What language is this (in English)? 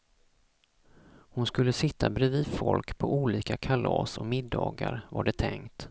Swedish